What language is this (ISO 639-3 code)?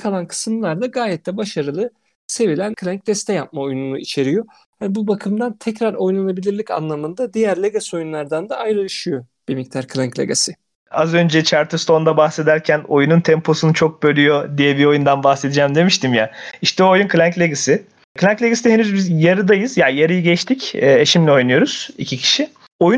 tur